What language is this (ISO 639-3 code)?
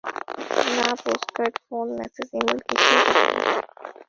ben